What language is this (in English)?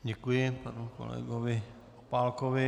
Czech